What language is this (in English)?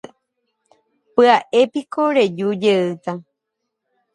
Guarani